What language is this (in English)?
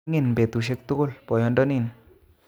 Kalenjin